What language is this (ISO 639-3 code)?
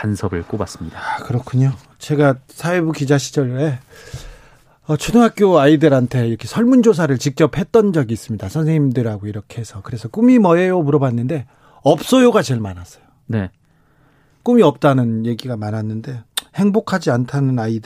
kor